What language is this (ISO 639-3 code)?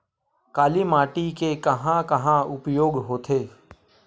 hne